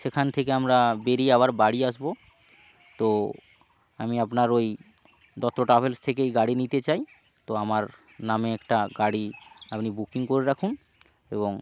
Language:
Bangla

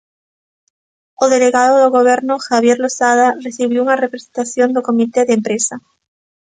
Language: Galician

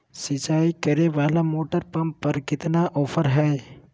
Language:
Magahi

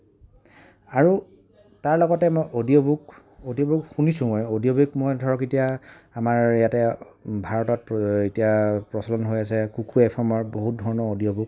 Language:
Assamese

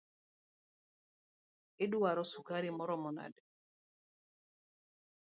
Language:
Luo (Kenya and Tanzania)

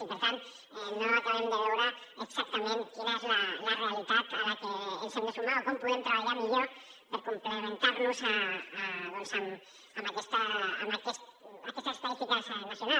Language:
Catalan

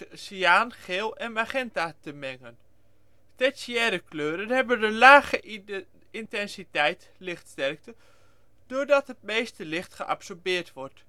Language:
Dutch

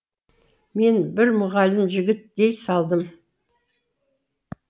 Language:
Kazakh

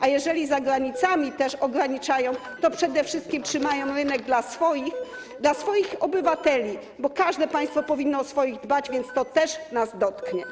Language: Polish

